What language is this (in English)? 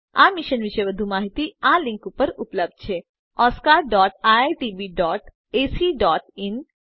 Gujarati